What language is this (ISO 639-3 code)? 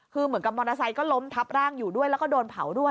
tha